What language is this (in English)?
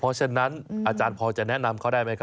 Thai